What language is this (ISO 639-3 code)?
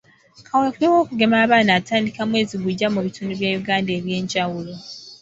lug